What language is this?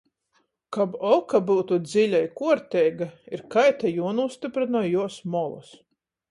Latgalian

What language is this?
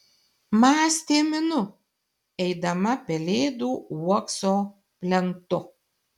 Lithuanian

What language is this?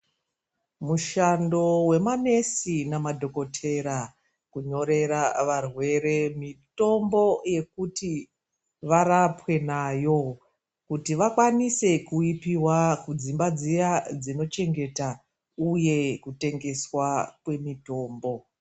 Ndau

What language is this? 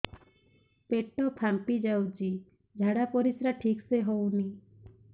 Odia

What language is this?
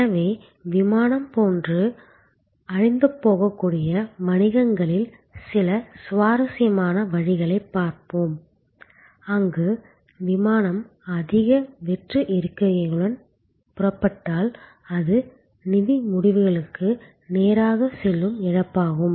Tamil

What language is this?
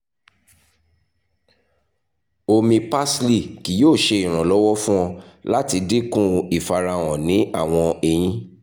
Yoruba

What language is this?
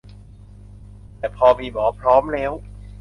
Thai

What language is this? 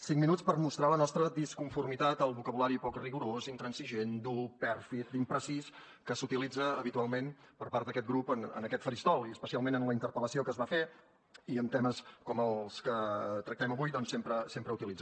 Catalan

